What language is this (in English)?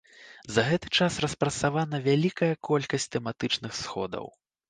Belarusian